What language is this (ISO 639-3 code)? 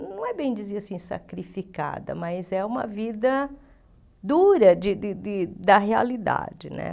por